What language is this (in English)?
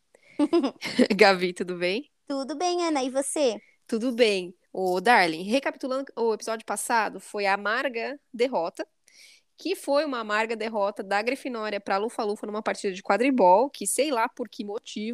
Portuguese